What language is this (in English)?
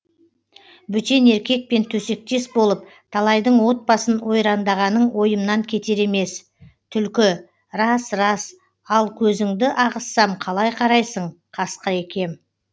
Kazakh